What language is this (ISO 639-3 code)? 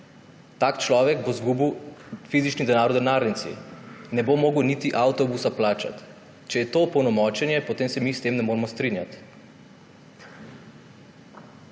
slv